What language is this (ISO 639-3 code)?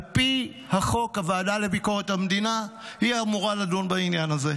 heb